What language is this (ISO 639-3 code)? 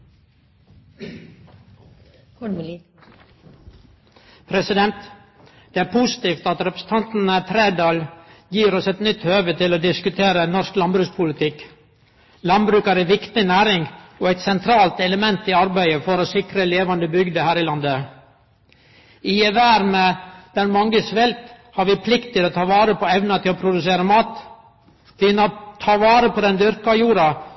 nor